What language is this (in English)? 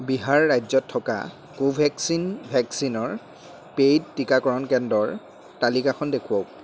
Assamese